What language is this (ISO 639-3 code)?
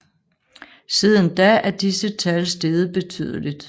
dan